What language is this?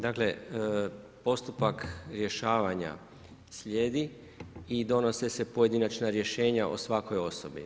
Croatian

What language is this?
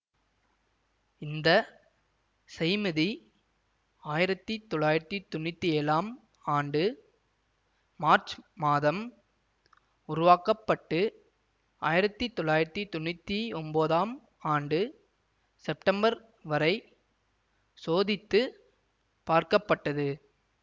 Tamil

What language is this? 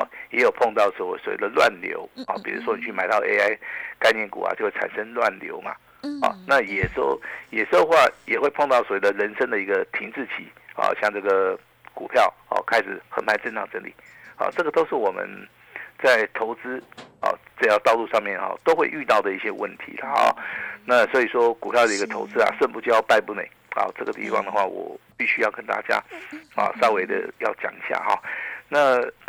Chinese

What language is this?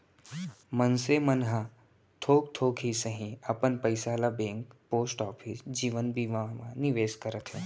Chhattisgarhi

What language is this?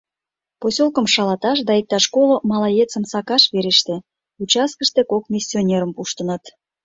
Mari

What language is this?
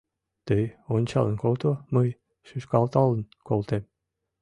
Mari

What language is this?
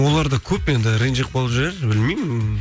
Kazakh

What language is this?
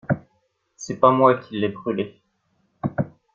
French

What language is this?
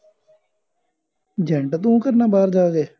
Punjabi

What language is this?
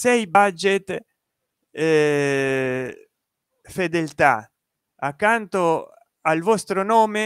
Italian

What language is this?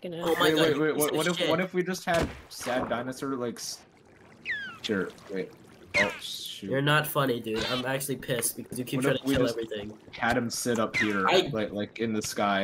English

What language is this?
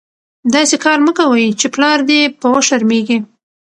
Pashto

